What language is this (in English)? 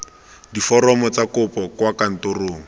Tswana